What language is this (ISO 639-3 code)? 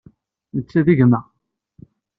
kab